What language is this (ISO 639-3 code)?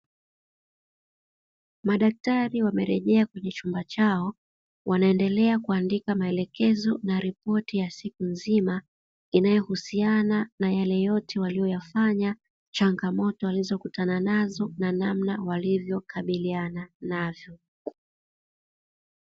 swa